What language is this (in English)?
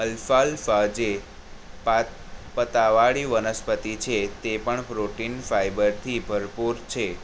Gujarati